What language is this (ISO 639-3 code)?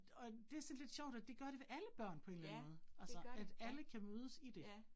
dan